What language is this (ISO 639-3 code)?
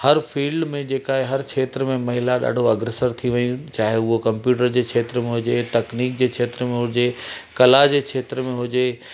snd